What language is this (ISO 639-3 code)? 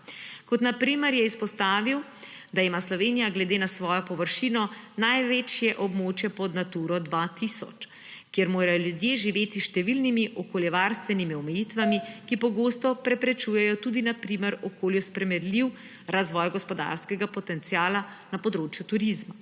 slv